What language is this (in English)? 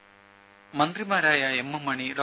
Malayalam